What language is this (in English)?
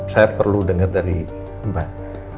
Indonesian